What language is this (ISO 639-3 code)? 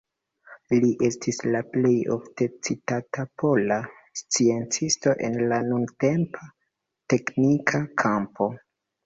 epo